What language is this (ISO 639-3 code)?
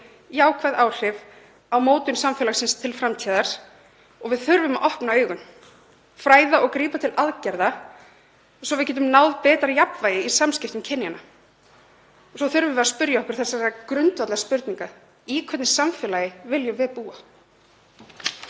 isl